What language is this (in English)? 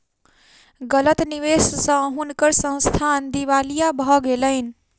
Maithili